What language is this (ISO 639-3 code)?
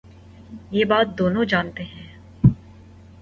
urd